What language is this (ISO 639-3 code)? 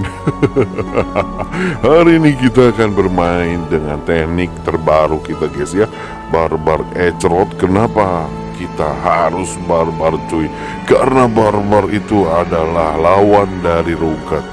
ind